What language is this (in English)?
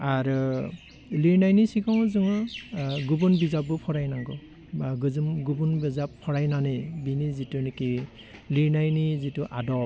Bodo